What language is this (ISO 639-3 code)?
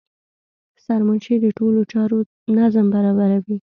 pus